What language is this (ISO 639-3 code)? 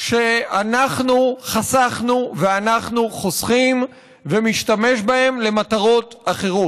heb